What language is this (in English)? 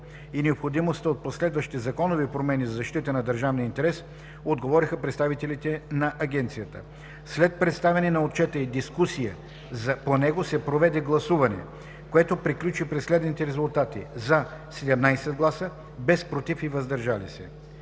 Bulgarian